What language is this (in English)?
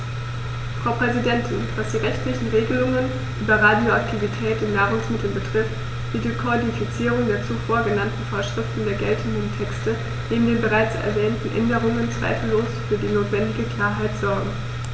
German